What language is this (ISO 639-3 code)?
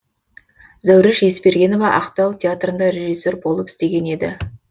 kaz